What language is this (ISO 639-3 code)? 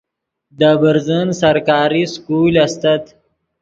ydg